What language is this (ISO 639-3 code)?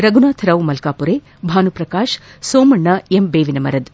kan